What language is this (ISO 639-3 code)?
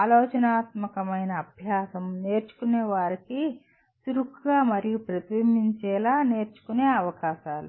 tel